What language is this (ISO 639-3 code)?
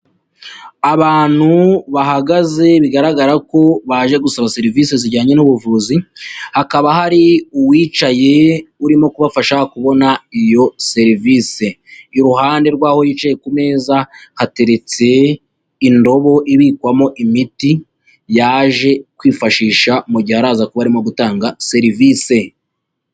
kin